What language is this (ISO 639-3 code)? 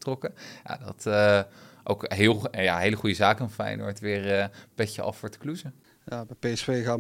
nld